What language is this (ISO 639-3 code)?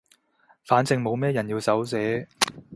yue